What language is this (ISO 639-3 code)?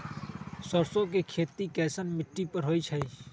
mag